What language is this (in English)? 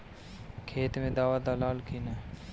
Bhojpuri